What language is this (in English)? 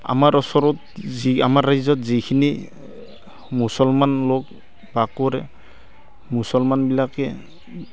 Assamese